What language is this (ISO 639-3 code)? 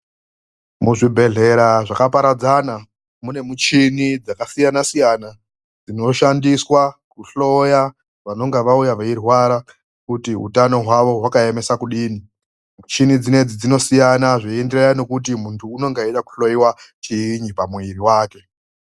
ndc